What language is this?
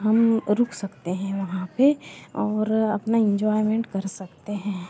Hindi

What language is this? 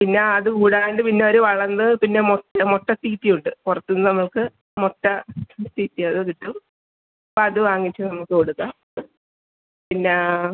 Malayalam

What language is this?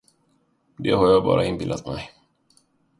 Swedish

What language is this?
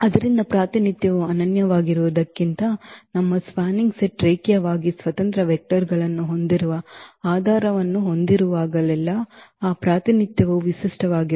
Kannada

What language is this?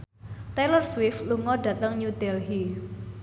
Javanese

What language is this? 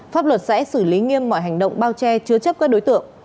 Vietnamese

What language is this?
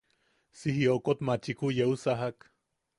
Yaqui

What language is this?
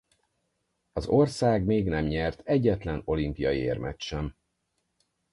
Hungarian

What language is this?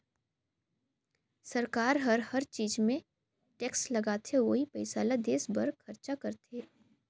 Chhattisgarhi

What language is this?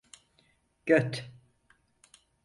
Turkish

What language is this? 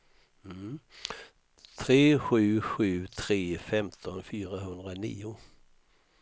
Swedish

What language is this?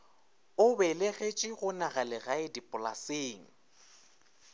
Northern Sotho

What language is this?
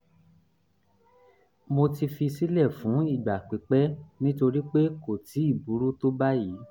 Yoruba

